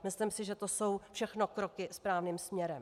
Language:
Czech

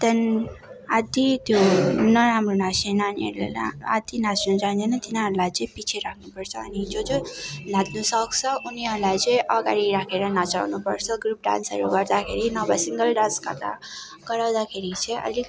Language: Nepali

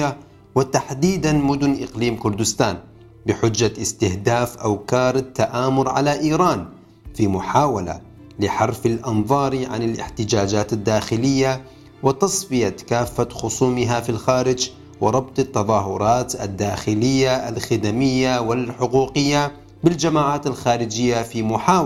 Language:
Arabic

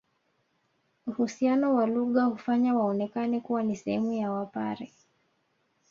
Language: Swahili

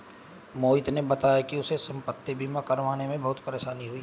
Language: Hindi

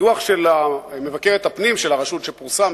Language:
Hebrew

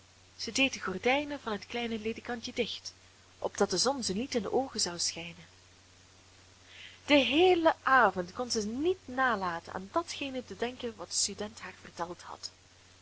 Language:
Dutch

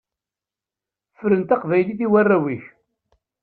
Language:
Kabyle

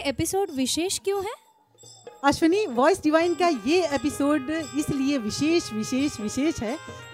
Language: Hindi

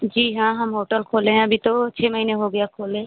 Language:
Hindi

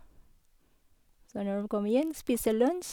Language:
Norwegian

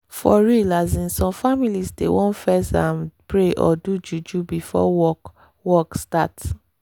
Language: Nigerian Pidgin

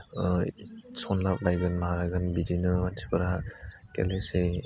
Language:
Bodo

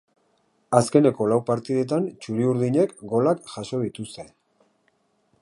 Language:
Basque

